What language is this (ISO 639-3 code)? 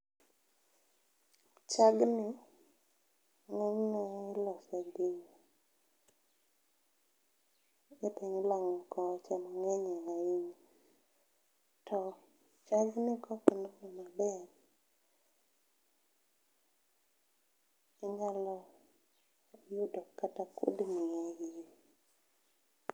luo